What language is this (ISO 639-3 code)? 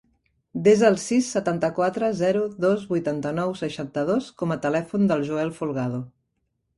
cat